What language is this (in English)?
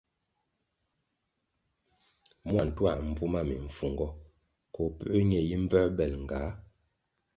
Kwasio